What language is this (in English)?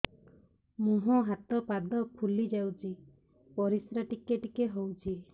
Odia